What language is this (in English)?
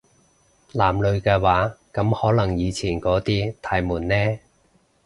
Cantonese